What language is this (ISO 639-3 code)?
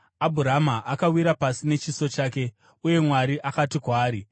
sna